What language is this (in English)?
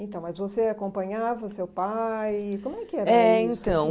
Portuguese